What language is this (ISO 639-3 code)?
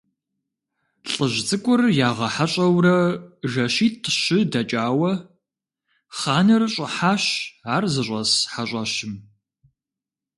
kbd